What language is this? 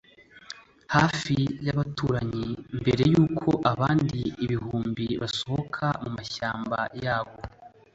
Kinyarwanda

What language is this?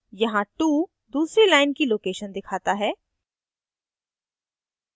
Hindi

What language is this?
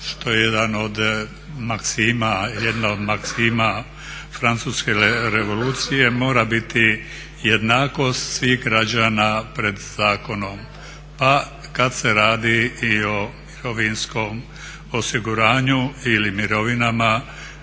Croatian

